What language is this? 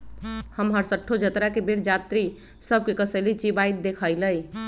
Magahi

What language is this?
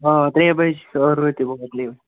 Kashmiri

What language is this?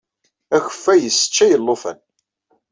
Kabyle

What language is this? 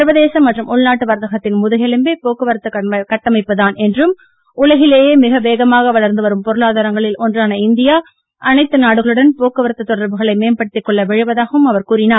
Tamil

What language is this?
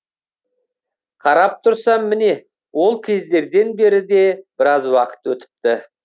Kazakh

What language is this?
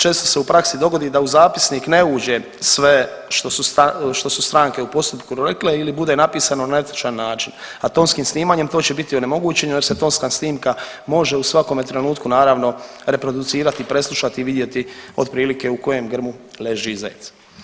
Croatian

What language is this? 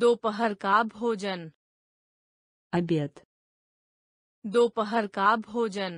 Russian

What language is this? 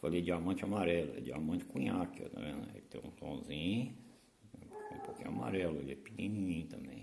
Portuguese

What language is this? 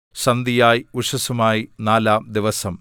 Malayalam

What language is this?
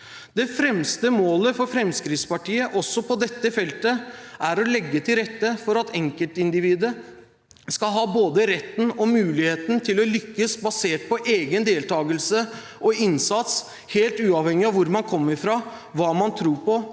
Norwegian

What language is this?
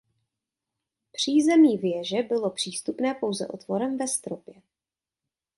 Czech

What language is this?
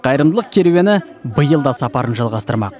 Kazakh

